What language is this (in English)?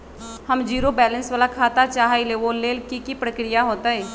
Magahi